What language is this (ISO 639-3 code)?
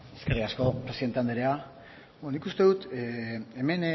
eus